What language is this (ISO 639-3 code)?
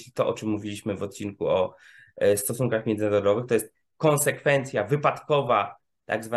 pol